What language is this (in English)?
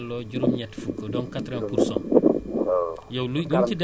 Wolof